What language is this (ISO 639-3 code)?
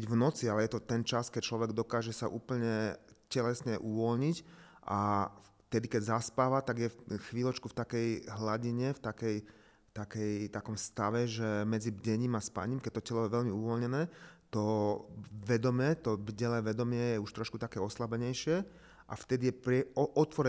slk